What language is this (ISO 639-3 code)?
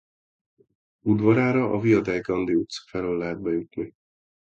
hun